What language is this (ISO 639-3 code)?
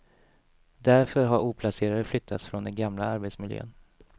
swe